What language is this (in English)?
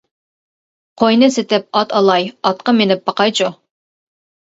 Uyghur